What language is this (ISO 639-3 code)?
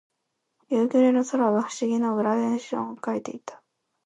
jpn